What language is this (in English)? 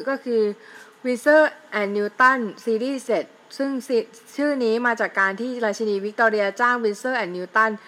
Thai